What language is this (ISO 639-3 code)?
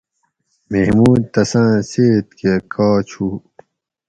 gwc